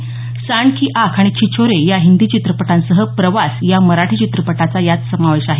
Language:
Marathi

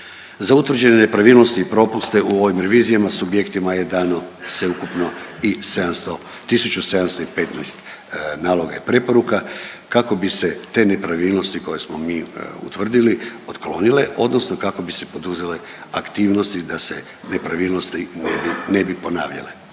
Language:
Croatian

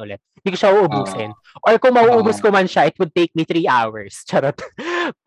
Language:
Filipino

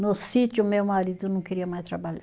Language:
Portuguese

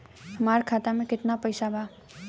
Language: Bhojpuri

